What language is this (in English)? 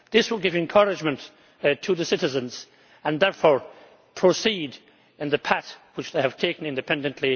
English